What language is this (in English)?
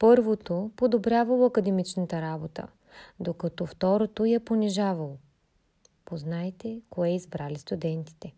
Bulgarian